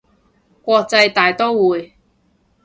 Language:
Cantonese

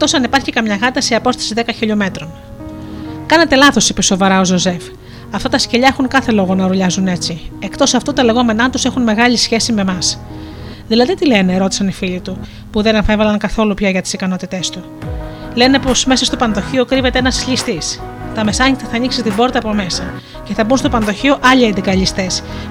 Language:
Greek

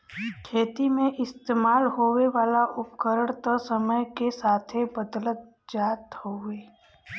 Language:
Bhojpuri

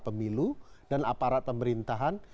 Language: Indonesian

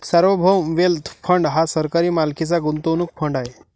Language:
Marathi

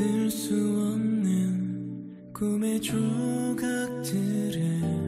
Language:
Korean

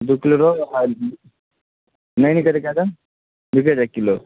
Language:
Maithili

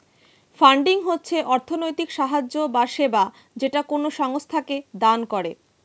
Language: Bangla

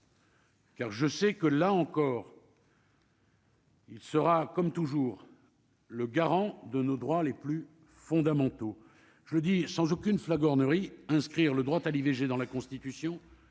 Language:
French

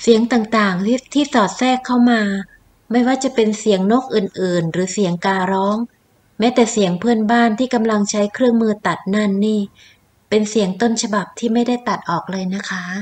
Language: Thai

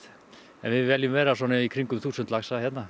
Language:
Icelandic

